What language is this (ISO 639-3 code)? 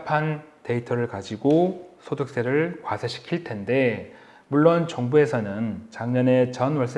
kor